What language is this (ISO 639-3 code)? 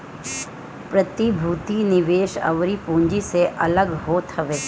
bho